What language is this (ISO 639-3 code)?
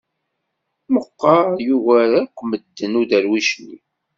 kab